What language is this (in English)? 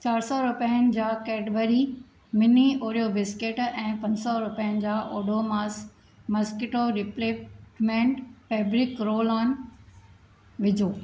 Sindhi